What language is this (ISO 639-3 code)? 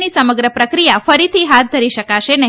guj